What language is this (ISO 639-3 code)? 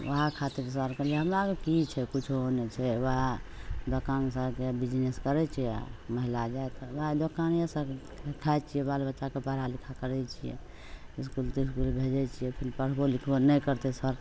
mai